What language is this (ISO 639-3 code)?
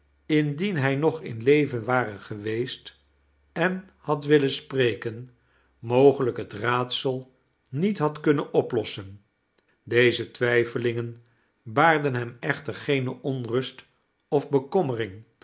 nld